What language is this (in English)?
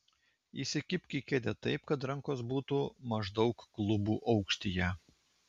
Lithuanian